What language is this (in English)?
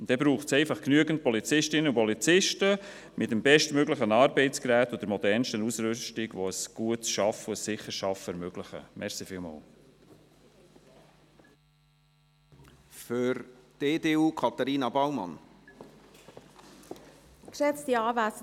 Swiss German